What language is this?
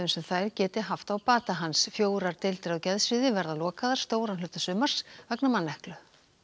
Icelandic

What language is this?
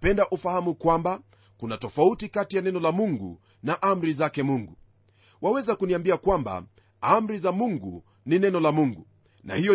Swahili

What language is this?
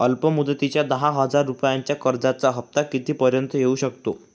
Marathi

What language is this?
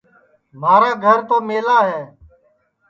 Sansi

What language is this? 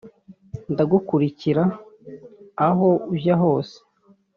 Kinyarwanda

